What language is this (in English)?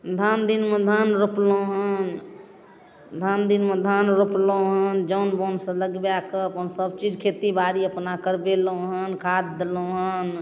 Maithili